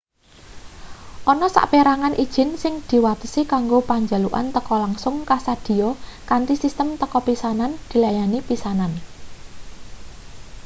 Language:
Javanese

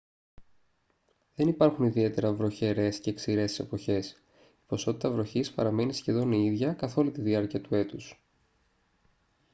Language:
Greek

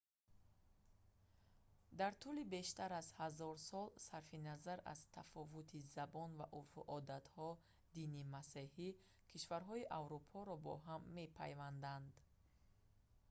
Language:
Tajik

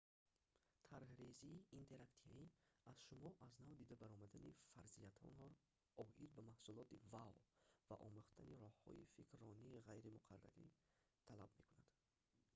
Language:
Tajik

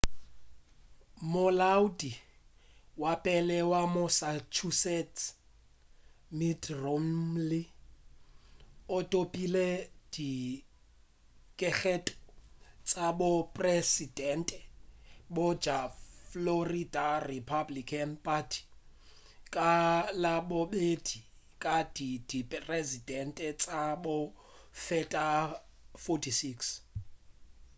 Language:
Northern Sotho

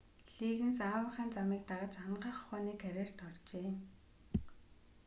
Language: Mongolian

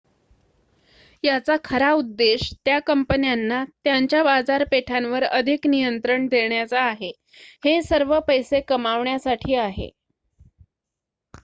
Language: Marathi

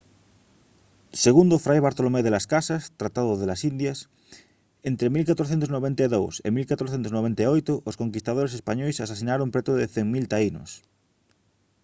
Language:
Galician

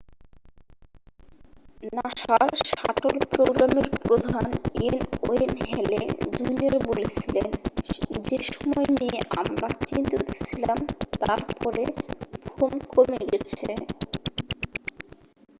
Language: Bangla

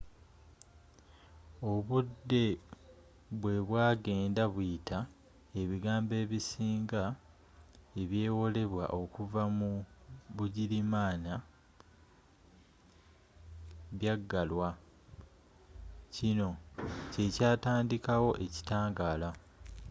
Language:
Ganda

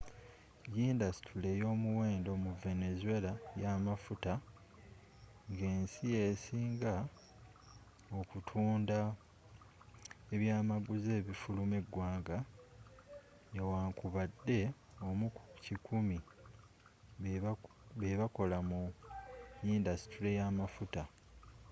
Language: Ganda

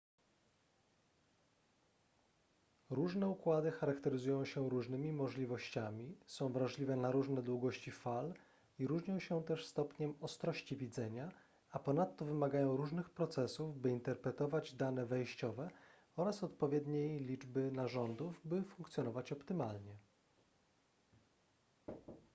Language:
Polish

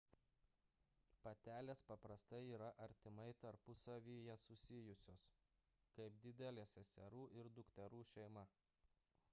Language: Lithuanian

